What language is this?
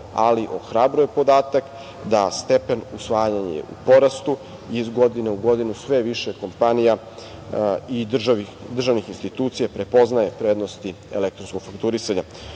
Serbian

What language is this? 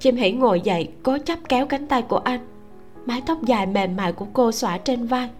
Vietnamese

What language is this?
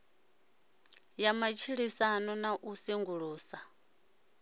Venda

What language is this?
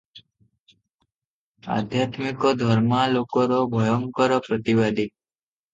Odia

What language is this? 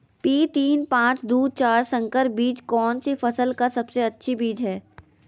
Magahi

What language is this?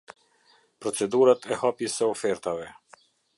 Albanian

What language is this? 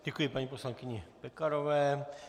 Czech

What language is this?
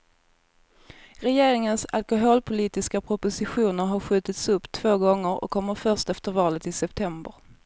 Swedish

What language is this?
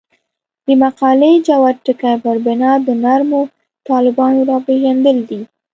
Pashto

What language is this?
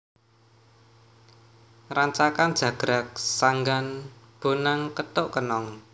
Javanese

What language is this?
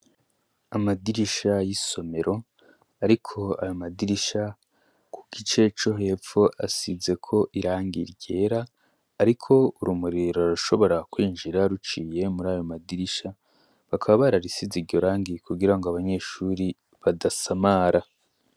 Rundi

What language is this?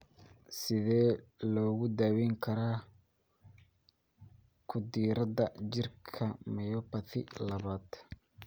Somali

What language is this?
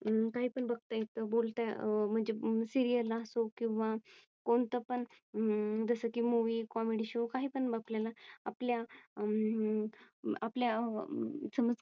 Marathi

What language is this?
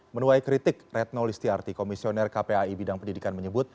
Indonesian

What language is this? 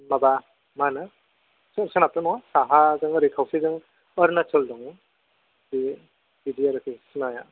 Bodo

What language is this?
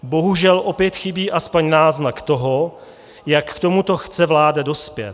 Czech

